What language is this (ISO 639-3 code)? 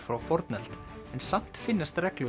isl